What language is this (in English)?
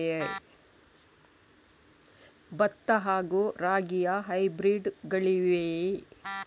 Kannada